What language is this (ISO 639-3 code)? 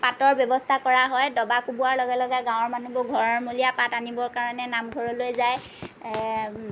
asm